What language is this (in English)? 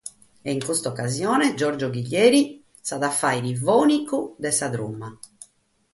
Sardinian